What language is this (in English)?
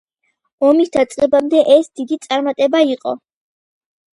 Georgian